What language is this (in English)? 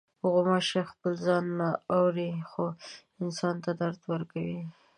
Pashto